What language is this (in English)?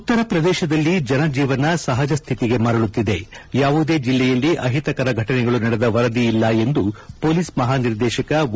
Kannada